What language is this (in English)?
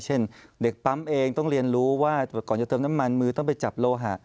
Thai